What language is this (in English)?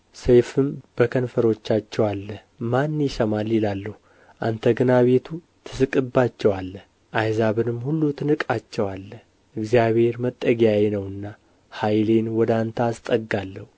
Amharic